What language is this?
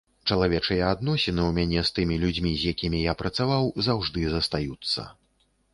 Belarusian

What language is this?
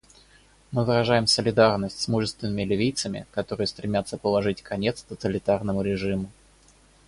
Russian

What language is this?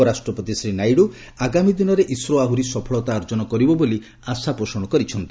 Odia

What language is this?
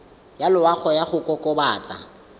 Tswana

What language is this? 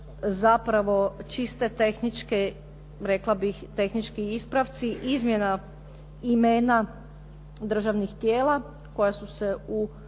Croatian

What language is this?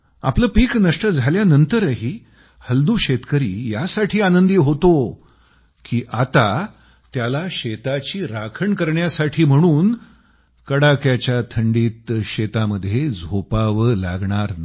Marathi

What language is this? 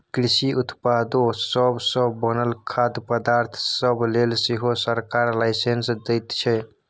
Maithili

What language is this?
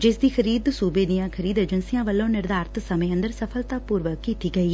Punjabi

